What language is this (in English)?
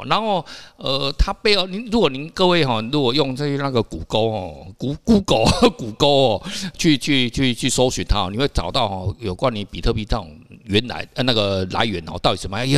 Chinese